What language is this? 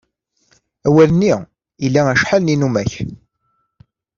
Kabyle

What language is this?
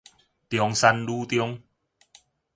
Min Nan Chinese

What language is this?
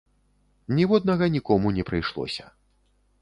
Belarusian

